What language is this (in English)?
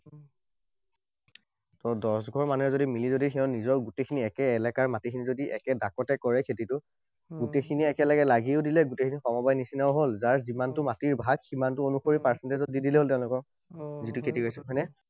Assamese